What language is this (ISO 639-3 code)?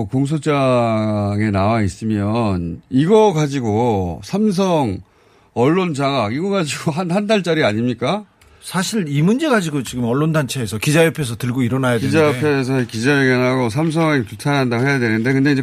kor